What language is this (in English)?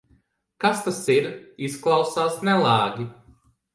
Latvian